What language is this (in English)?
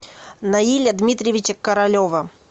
Russian